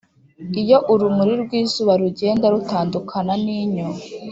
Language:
Kinyarwanda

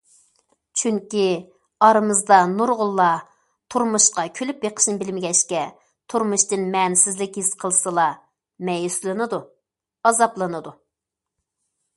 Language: Uyghur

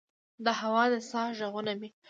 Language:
Pashto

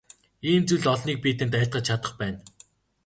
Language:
Mongolian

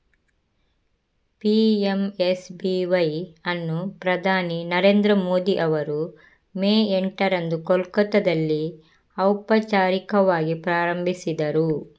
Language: Kannada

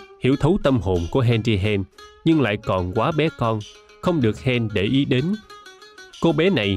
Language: Vietnamese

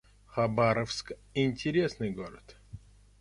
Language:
Russian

